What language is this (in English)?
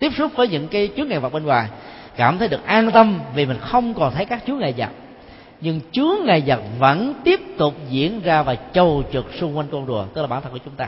Vietnamese